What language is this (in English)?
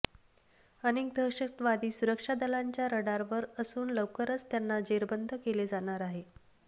Marathi